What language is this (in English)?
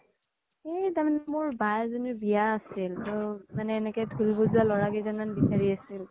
Assamese